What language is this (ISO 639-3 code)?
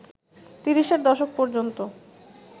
ben